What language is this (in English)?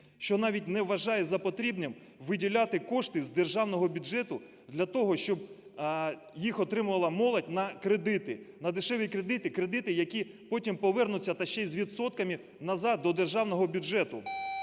Ukrainian